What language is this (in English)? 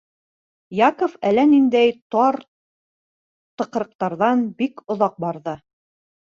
Bashkir